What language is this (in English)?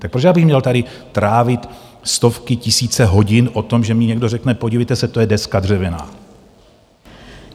Czech